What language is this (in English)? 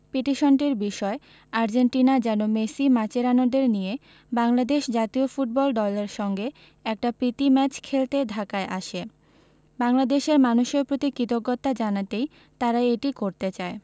Bangla